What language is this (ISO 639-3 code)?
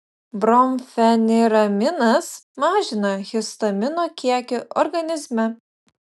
lit